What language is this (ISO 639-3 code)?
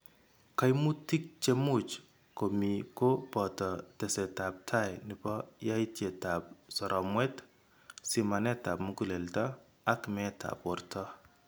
kln